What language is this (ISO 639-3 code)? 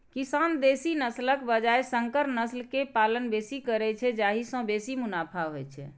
mai